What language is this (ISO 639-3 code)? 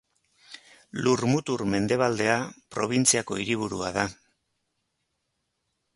eus